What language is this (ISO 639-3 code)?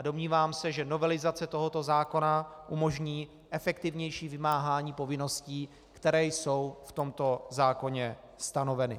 ces